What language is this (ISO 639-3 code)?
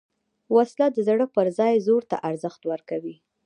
pus